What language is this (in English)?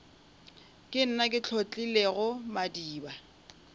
Northern Sotho